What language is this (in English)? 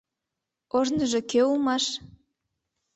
Mari